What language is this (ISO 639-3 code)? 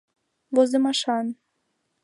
chm